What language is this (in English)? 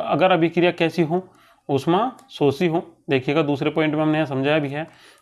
Hindi